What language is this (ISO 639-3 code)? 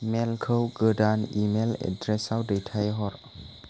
brx